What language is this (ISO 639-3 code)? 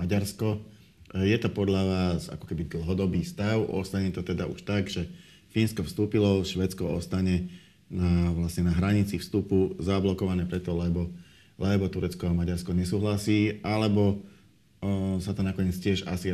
slk